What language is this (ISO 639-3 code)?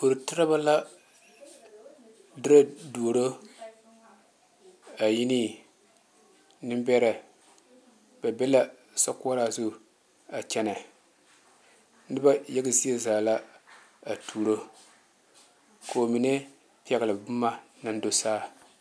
dga